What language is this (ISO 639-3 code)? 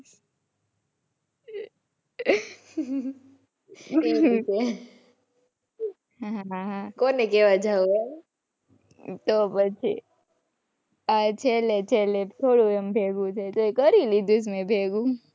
guj